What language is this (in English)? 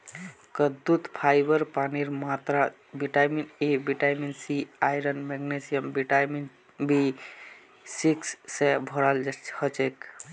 Magahi